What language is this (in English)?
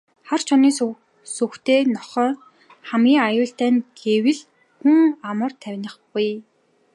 Mongolian